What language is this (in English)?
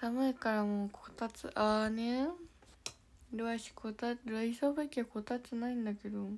Japanese